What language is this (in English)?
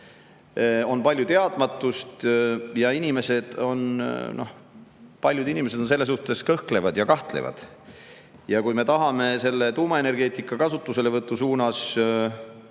Estonian